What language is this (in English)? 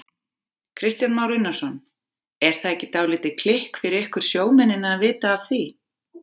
Icelandic